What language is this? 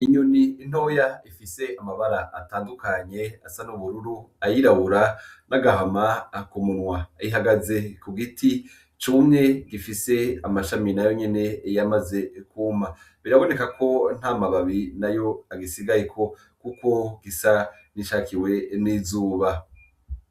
Rundi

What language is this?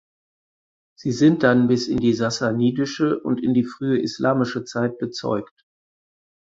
German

